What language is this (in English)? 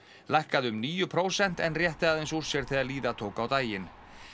Icelandic